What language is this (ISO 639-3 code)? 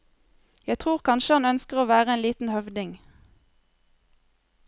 nor